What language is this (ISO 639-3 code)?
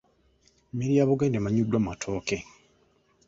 lug